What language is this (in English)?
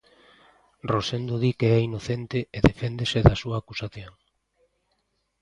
Galician